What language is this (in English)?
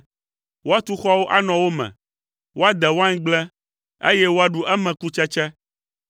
Ewe